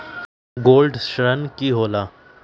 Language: Magahi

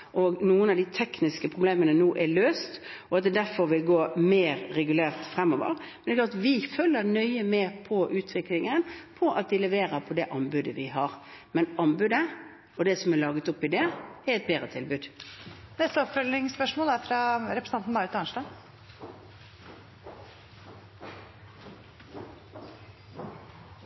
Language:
Norwegian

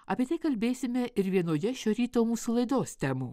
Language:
Lithuanian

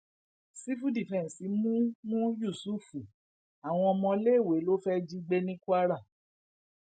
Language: Yoruba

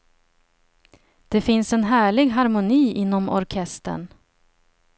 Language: Swedish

